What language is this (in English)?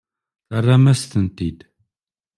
Kabyle